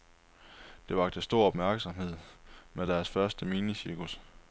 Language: Danish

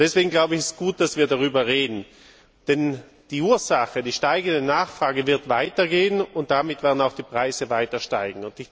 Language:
German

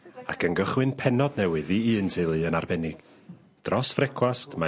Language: Welsh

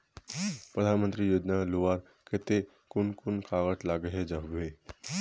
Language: Magahi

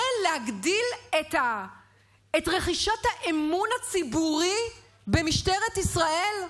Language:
Hebrew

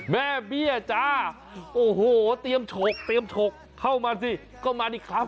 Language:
Thai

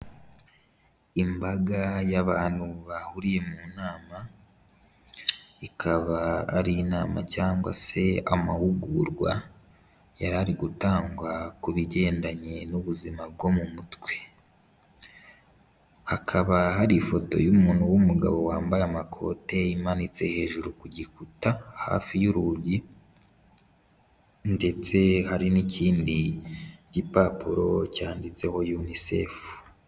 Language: Kinyarwanda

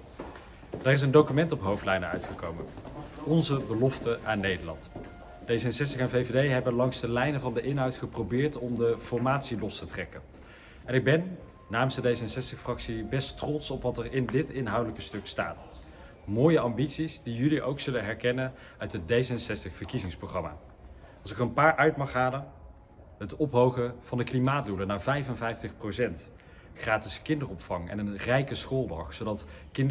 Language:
Dutch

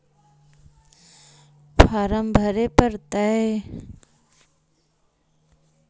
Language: Magahi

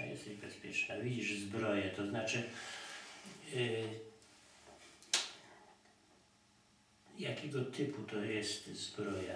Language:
Polish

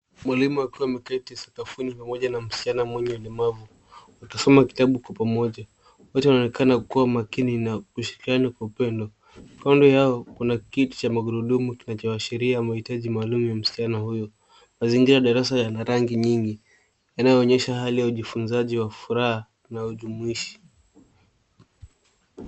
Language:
Swahili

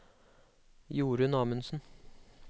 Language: Norwegian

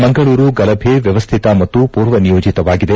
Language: Kannada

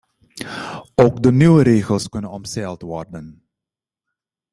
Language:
Dutch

